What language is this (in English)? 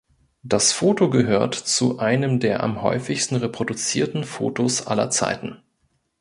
German